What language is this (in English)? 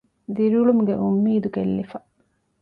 Divehi